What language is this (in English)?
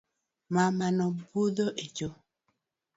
Luo (Kenya and Tanzania)